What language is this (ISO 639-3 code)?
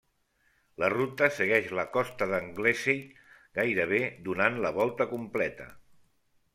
cat